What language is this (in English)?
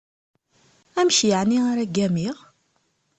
Kabyle